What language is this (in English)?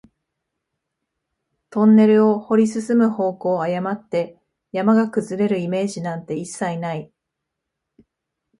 Japanese